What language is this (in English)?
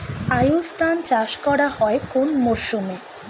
Bangla